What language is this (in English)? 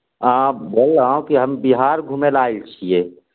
Maithili